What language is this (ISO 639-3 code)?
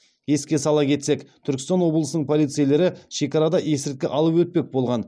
kaz